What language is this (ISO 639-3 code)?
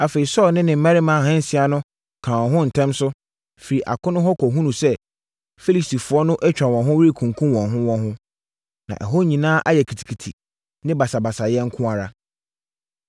aka